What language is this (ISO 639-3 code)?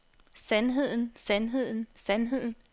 dan